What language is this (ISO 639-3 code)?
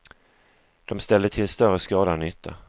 swe